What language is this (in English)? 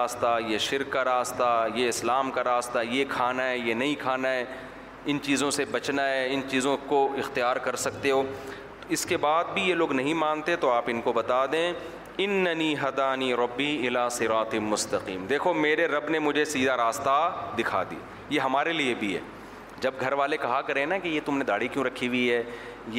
Urdu